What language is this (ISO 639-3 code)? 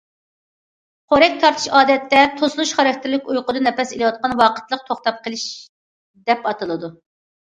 uig